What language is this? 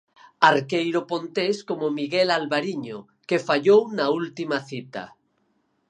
Galician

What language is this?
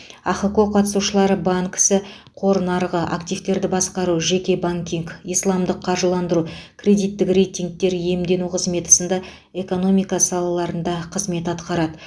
Kazakh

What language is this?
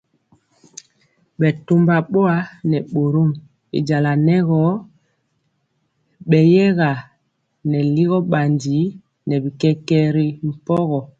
Mpiemo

